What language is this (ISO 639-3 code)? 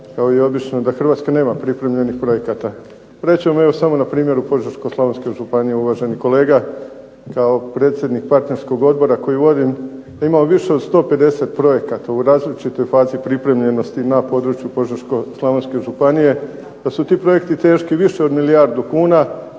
hrv